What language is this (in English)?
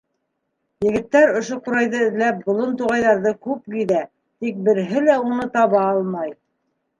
Bashkir